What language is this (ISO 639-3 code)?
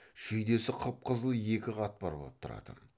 kaz